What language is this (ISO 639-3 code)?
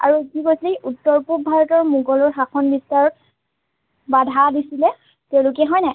asm